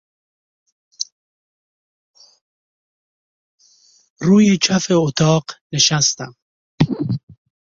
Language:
Persian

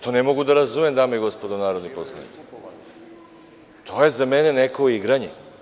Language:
Serbian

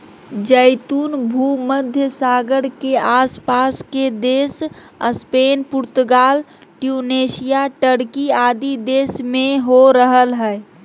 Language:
Magahi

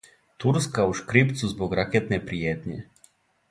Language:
Serbian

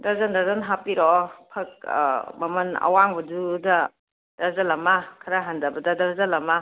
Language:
Manipuri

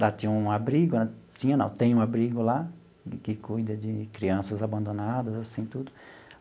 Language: Portuguese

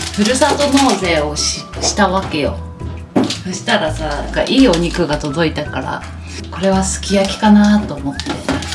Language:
Japanese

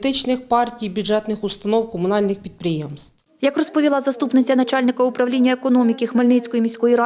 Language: Ukrainian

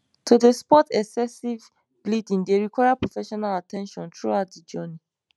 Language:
Nigerian Pidgin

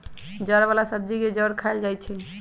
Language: Magahi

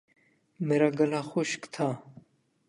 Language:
Urdu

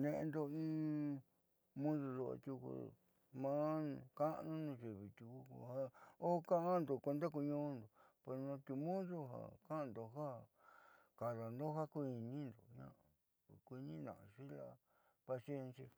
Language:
Southeastern Nochixtlán Mixtec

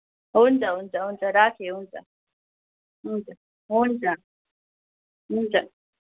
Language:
Nepali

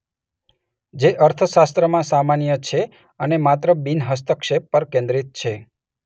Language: Gujarati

